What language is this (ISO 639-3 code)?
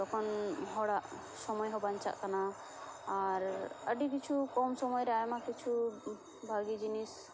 sat